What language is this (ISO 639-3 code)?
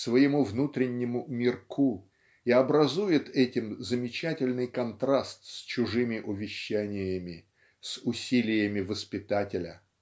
rus